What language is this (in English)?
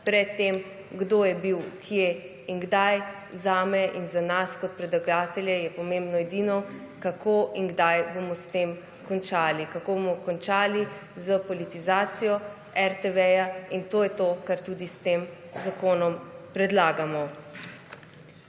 Slovenian